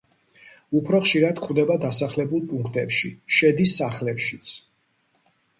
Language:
Georgian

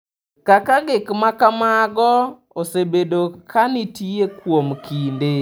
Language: Luo (Kenya and Tanzania)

